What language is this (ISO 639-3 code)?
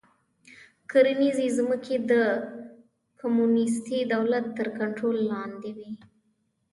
pus